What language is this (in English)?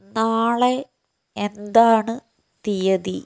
Malayalam